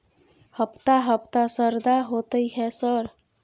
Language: Maithili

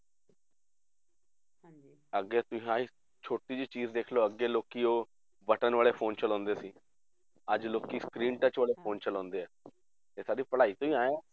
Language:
Punjabi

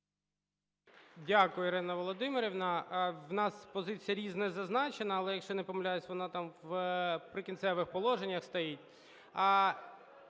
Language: Ukrainian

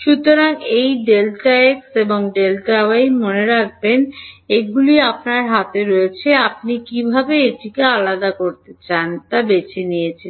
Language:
Bangla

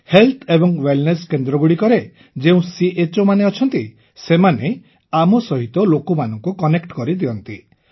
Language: Odia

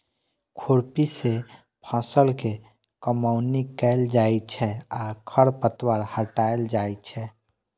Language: Maithili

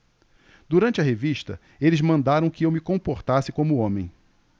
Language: Portuguese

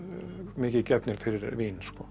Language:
Icelandic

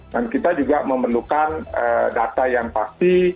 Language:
Indonesian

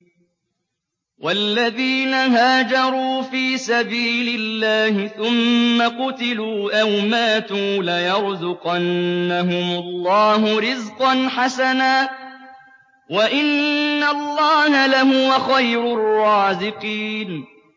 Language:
Arabic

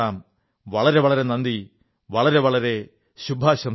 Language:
Malayalam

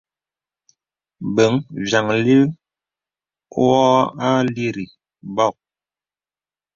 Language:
Bebele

